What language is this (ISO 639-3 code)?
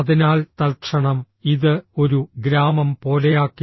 mal